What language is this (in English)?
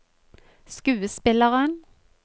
Norwegian